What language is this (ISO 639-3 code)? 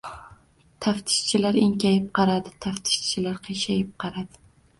uzb